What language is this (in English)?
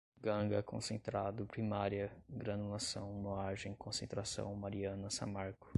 Portuguese